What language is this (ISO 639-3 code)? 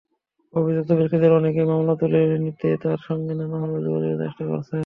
ben